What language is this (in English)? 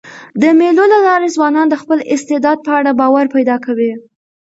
Pashto